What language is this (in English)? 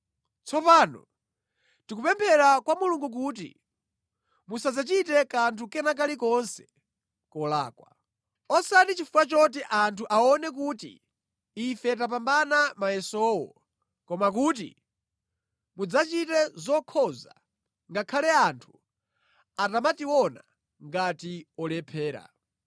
Nyanja